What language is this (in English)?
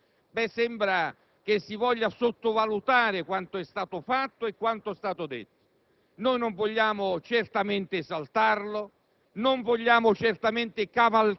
Italian